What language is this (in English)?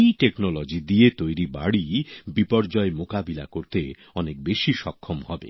Bangla